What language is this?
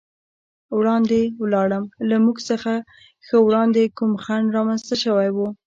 Pashto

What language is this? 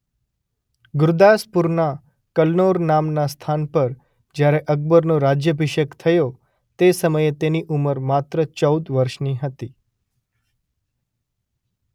Gujarati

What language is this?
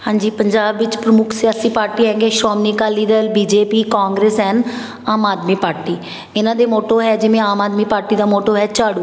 Punjabi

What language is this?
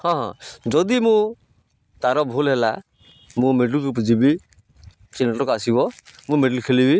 Odia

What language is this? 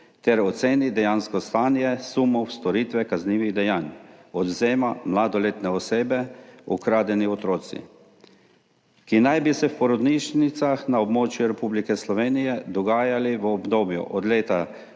Slovenian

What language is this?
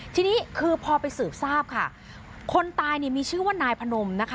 Thai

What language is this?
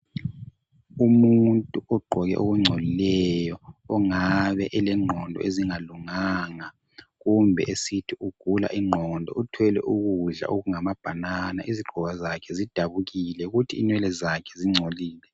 North Ndebele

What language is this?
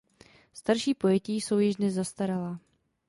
Czech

